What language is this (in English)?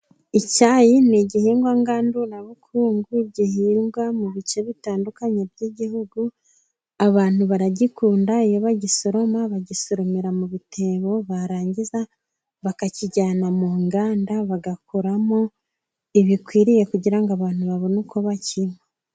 Kinyarwanda